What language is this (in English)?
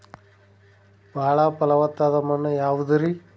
Kannada